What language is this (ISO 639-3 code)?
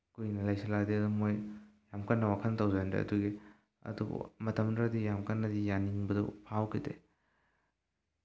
mni